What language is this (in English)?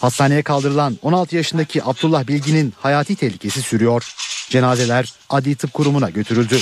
Turkish